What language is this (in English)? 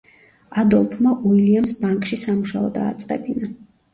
Georgian